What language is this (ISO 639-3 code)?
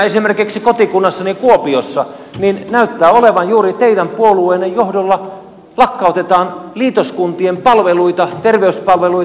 fin